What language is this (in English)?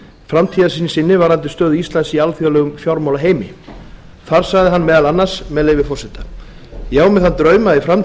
Icelandic